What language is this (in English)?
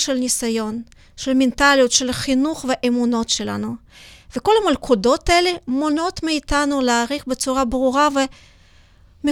Hebrew